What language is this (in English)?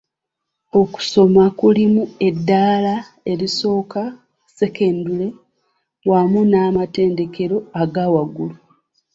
Ganda